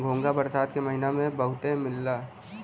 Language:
Bhojpuri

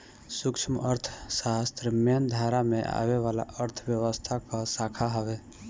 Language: Bhojpuri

